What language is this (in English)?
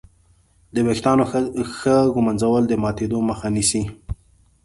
Pashto